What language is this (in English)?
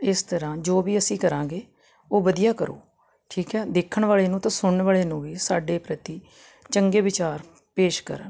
Punjabi